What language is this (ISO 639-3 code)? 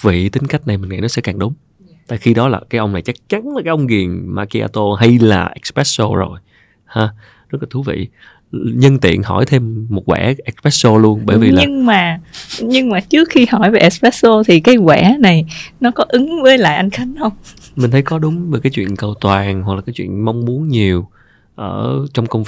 vie